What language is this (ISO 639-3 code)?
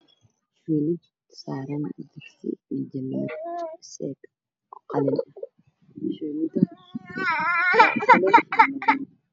som